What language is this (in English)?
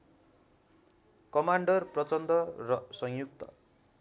Nepali